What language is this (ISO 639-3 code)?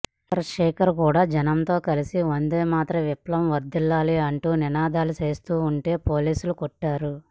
tel